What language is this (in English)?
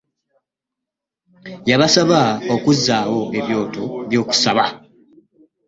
Ganda